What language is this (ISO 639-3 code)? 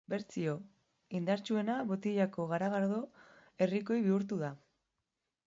eus